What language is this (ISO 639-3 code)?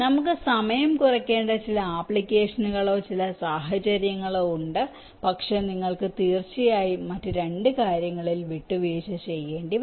mal